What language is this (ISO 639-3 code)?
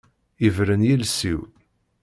kab